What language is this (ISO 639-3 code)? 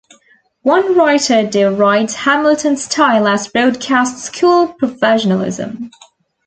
eng